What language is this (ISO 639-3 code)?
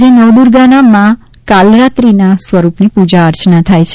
guj